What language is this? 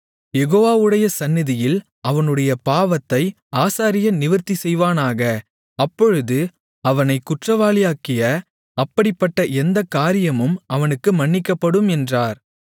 Tamil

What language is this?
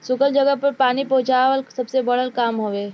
Bhojpuri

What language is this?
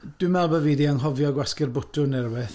Welsh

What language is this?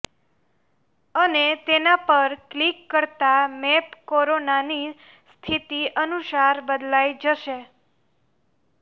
Gujarati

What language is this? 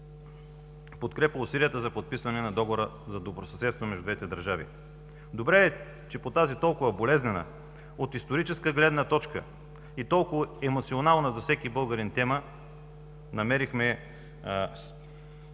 Bulgarian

